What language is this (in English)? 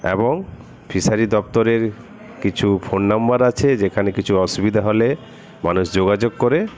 Bangla